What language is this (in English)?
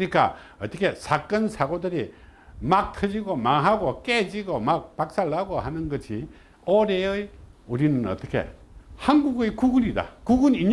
Korean